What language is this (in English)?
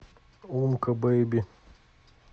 Russian